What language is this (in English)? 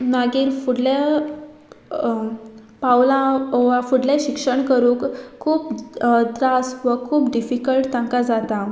Konkani